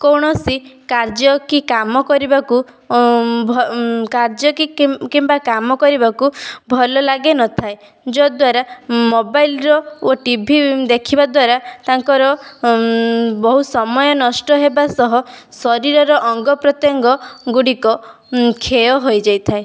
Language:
Odia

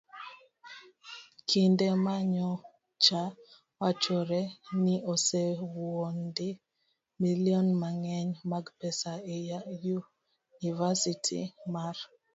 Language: Luo (Kenya and Tanzania)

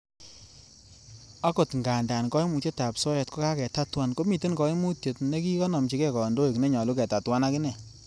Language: Kalenjin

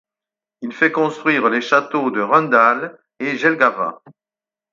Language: French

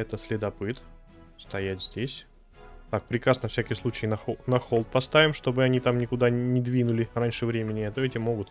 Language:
Russian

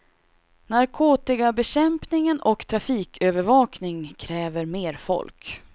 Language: Swedish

